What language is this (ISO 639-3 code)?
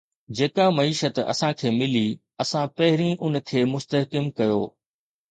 snd